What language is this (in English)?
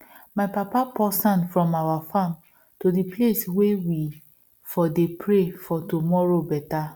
Nigerian Pidgin